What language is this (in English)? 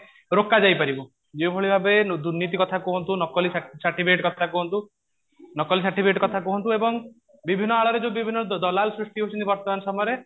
Odia